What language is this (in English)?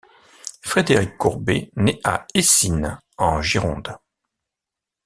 French